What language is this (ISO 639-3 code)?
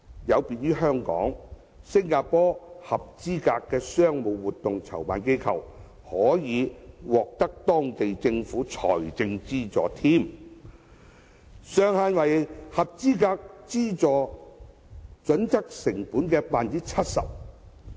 yue